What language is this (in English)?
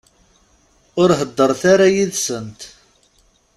Kabyle